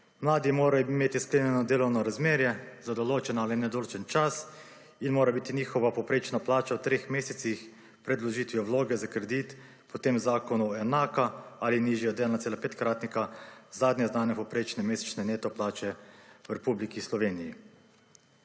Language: Slovenian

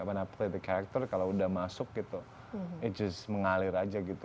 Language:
Indonesian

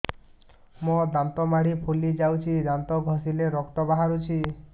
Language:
Odia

